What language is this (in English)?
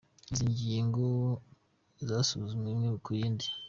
Kinyarwanda